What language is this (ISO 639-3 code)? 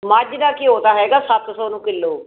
pan